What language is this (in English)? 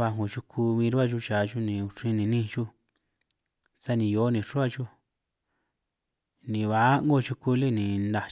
San Martín Itunyoso Triqui